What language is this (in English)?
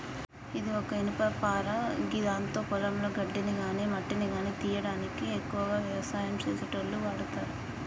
Telugu